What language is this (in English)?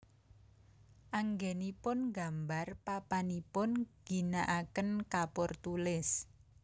Javanese